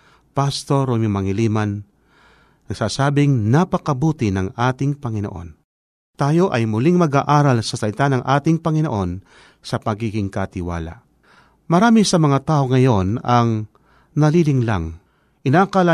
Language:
Filipino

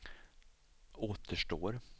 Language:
Swedish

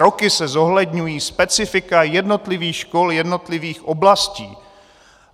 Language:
Czech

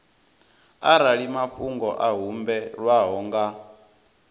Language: Venda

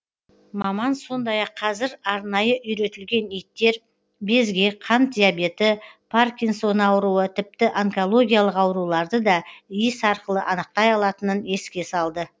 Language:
Kazakh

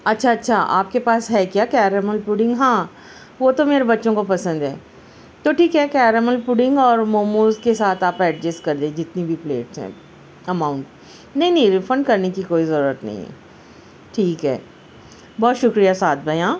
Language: Urdu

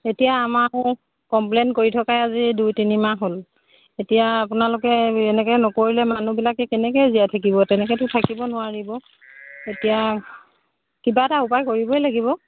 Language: Assamese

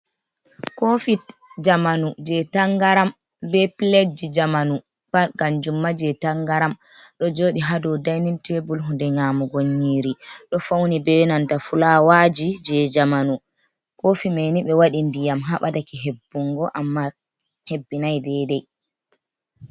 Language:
Fula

